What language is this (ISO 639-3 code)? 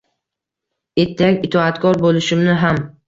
uzb